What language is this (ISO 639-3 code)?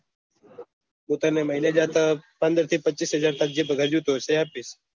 guj